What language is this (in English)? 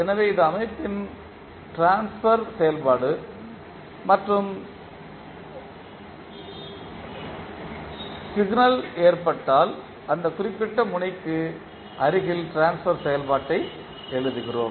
Tamil